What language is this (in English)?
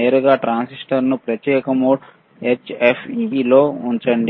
Telugu